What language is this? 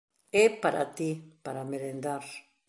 Galician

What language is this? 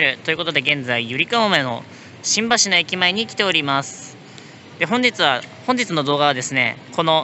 Japanese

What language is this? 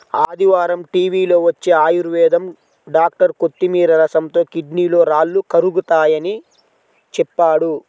Telugu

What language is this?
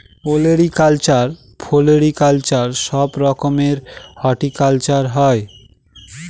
Bangla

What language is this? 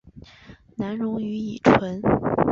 Chinese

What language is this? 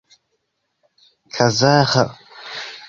Esperanto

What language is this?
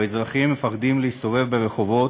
Hebrew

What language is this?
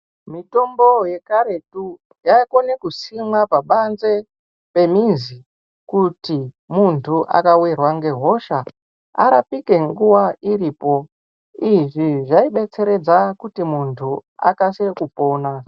Ndau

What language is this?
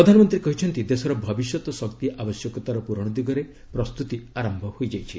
Odia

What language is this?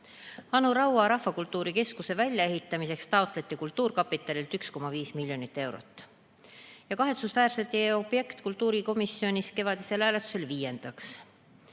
Estonian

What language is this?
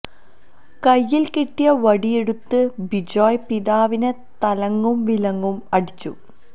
Malayalam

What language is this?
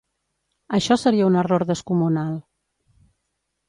Catalan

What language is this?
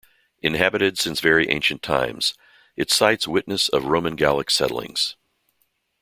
English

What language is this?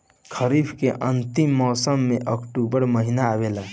Bhojpuri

